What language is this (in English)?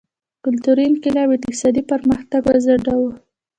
Pashto